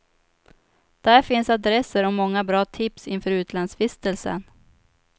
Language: Swedish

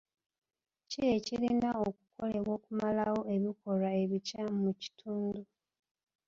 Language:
Ganda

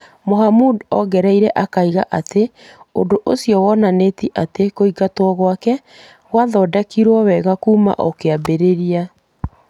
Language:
Kikuyu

